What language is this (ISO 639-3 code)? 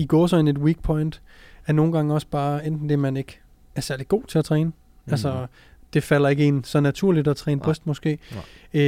dan